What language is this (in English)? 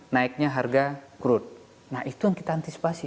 Indonesian